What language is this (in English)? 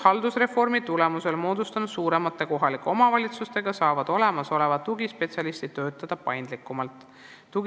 Estonian